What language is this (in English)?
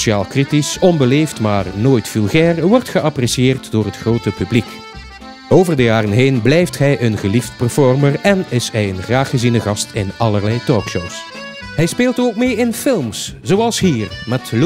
Dutch